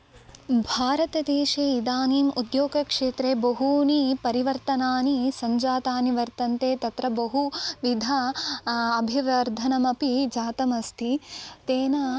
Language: Sanskrit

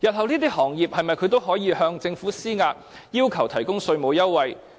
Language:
Cantonese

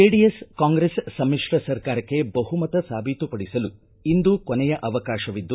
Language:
Kannada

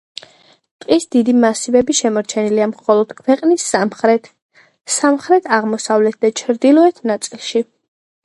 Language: Georgian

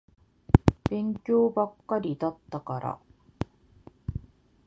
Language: Japanese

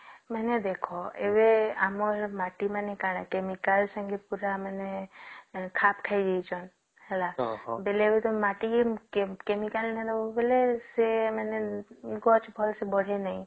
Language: Odia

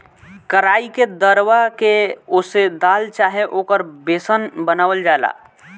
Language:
Bhojpuri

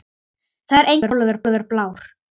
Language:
Icelandic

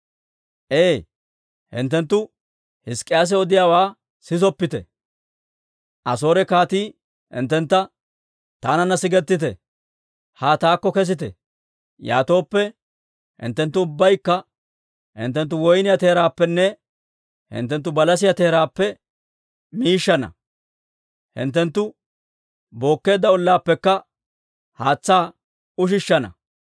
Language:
Dawro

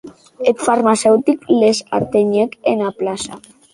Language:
Occitan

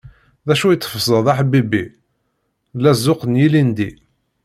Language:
Kabyle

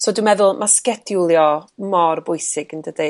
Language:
Welsh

